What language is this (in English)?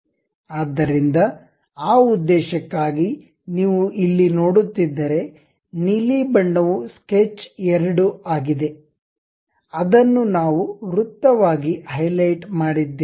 Kannada